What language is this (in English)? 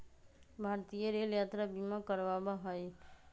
Magahi